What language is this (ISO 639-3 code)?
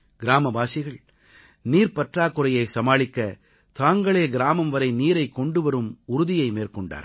tam